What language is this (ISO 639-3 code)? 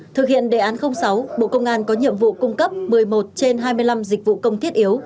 vie